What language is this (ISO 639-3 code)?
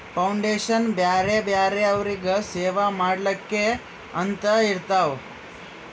kan